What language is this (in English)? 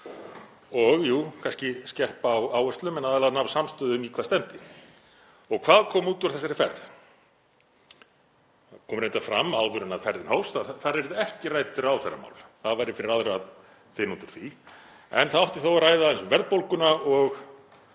Icelandic